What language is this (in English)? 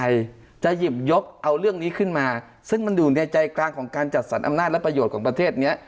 Thai